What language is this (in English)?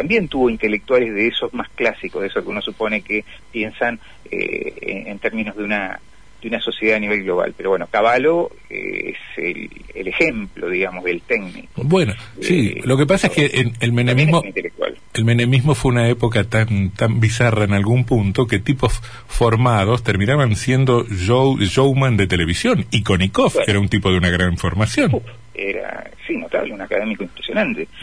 Spanish